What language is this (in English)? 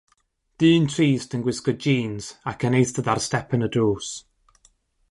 Welsh